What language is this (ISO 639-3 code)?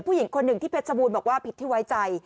tha